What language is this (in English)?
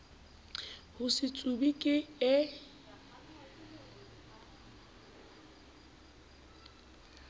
Southern Sotho